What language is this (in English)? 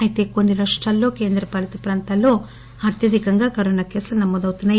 Telugu